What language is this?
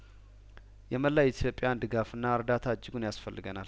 Amharic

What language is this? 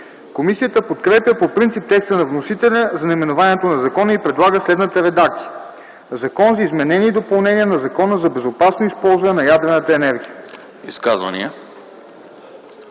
Bulgarian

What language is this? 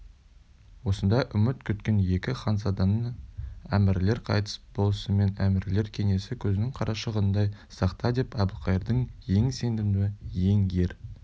Kazakh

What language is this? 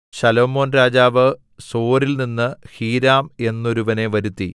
Malayalam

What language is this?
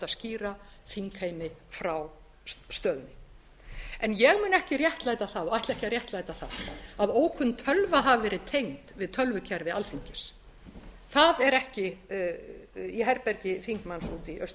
Icelandic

